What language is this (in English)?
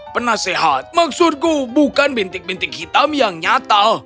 Indonesian